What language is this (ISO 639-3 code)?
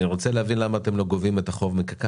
heb